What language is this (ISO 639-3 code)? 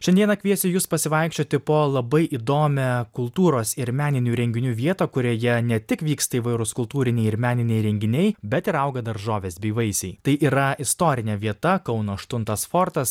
lit